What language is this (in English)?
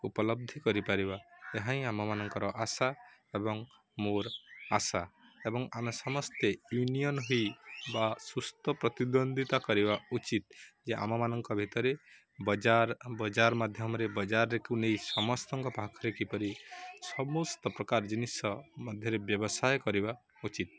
Odia